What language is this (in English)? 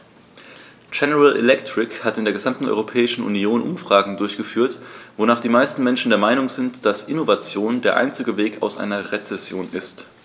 German